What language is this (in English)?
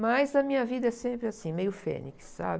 Portuguese